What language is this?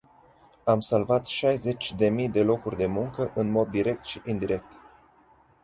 Romanian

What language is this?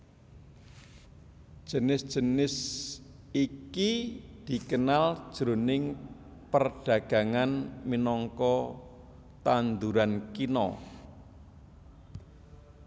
Javanese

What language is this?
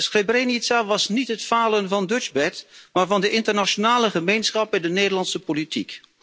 Dutch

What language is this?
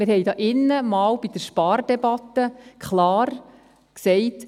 Swiss German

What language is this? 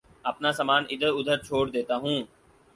Urdu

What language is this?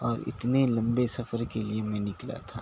Urdu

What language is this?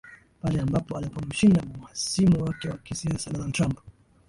Swahili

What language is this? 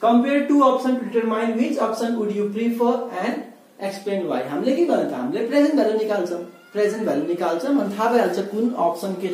Hindi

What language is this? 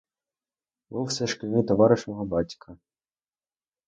Ukrainian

